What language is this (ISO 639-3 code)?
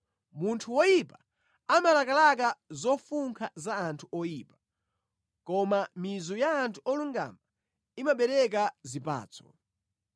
nya